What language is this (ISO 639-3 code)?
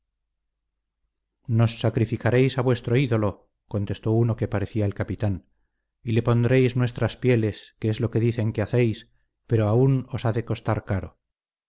spa